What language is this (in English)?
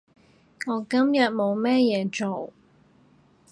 Cantonese